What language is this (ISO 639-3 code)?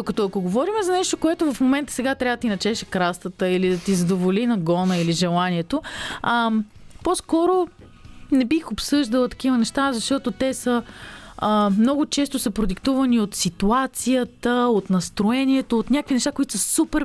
bul